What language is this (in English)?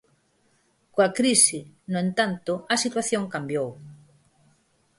Galician